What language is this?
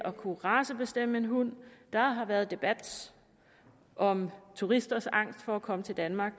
Danish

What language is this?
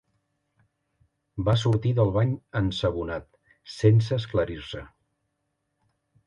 Catalan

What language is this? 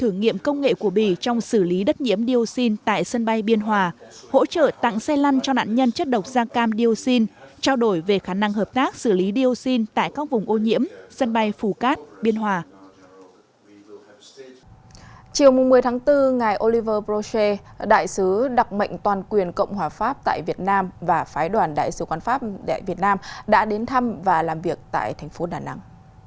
Vietnamese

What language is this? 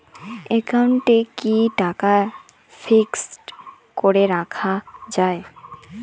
Bangla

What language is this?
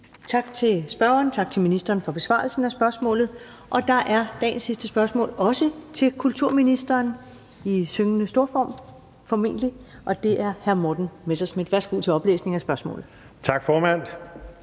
Danish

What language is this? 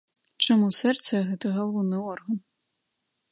Belarusian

